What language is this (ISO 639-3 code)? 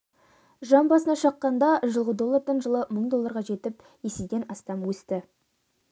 kaz